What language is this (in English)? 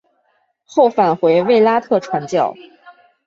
Chinese